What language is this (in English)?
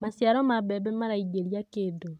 Kikuyu